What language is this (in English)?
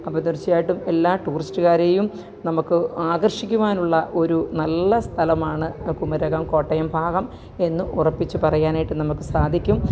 Malayalam